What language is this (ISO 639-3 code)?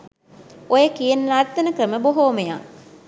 sin